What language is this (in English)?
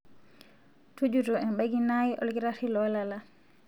Masai